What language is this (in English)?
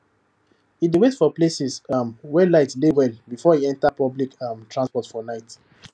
Nigerian Pidgin